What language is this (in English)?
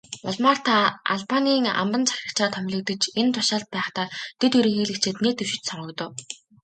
Mongolian